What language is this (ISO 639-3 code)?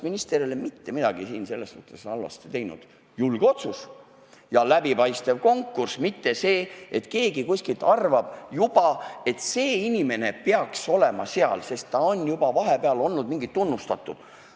est